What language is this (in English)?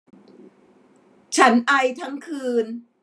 Thai